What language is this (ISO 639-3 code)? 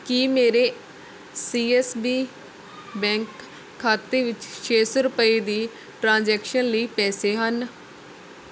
pan